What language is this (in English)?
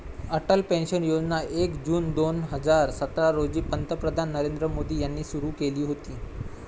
Marathi